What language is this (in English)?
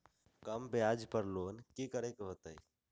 Magahi